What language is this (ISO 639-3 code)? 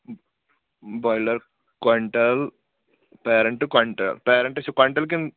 kas